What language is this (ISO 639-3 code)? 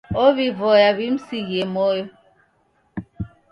dav